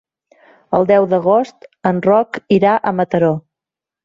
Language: Catalan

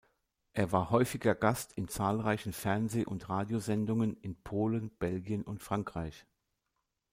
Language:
German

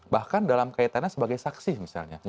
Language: Indonesian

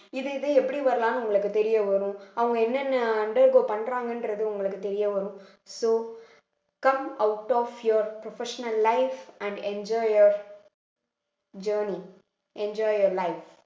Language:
Tamil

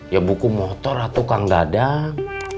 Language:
Indonesian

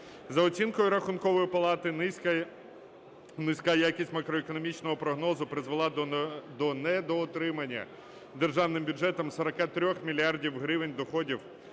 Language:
Ukrainian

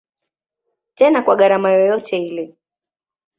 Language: Swahili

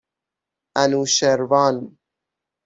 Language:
Persian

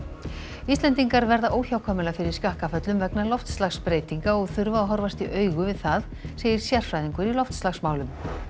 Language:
Icelandic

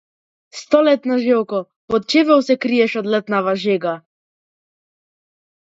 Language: Macedonian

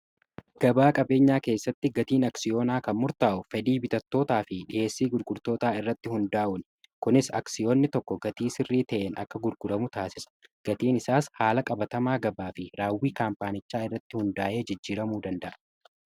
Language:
Oromo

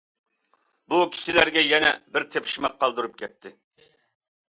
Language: Uyghur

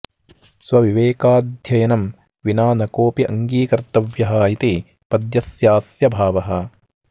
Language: Sanskrit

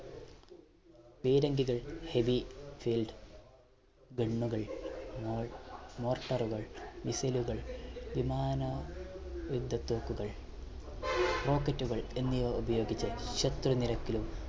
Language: Malayalam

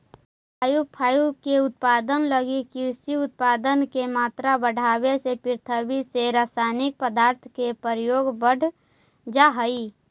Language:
Magahi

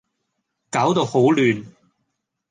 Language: Cantonese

